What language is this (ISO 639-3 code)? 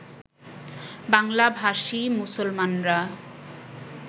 ben